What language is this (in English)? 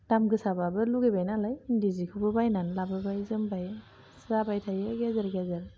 Bodo